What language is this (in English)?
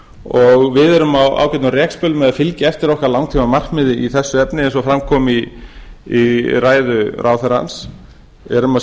Icelandic